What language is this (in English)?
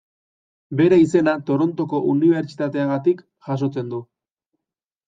Basque